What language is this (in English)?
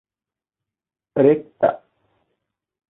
Divehi